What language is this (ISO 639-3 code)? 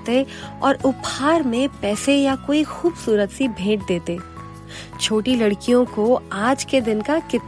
hin